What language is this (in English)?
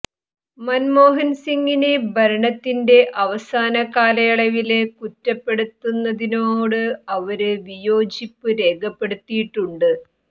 Malayalam